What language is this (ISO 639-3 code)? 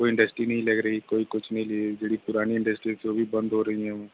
pan